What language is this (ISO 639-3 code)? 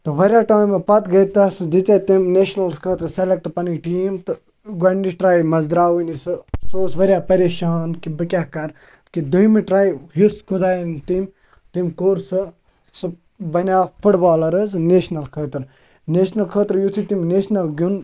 kas